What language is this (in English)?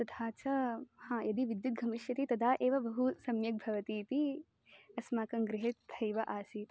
Sanskrit